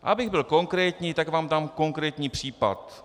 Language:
Czech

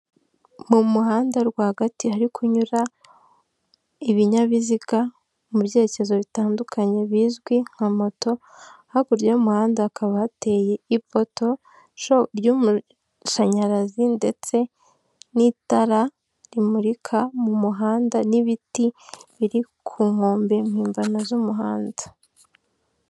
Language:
Kinyarwanda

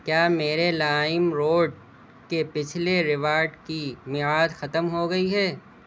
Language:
Urdu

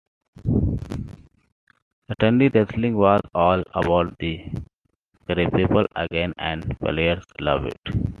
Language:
English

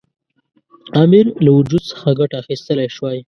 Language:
Pashto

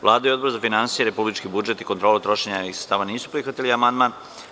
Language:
Serbian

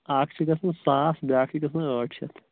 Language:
Kashmiri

